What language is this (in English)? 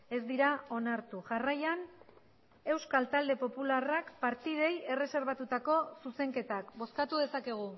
Basque